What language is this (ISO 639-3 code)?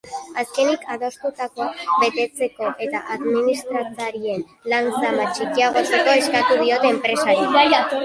eus